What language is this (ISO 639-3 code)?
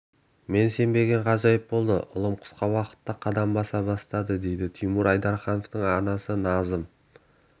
kaz